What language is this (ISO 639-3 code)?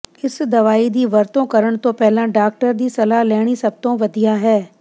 pan